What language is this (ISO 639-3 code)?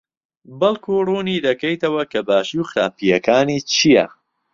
ckb